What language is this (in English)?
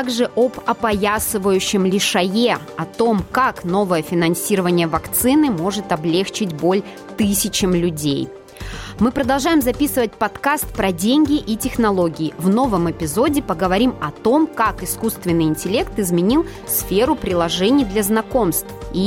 Russian